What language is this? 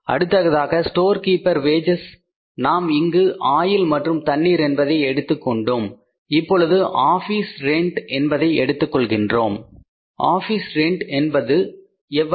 Tamil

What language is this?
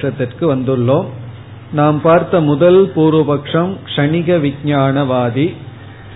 Tamil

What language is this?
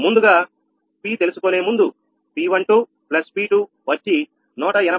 Telugu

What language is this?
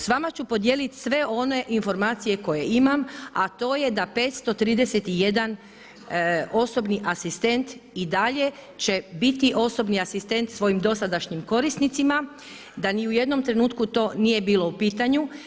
Croatian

